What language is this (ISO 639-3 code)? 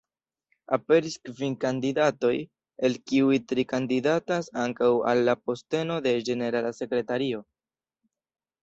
epo